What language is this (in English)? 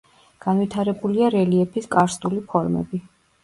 Georgian